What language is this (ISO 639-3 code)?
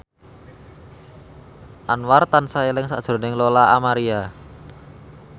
jav